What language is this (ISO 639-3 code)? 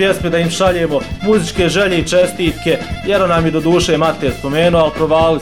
hrv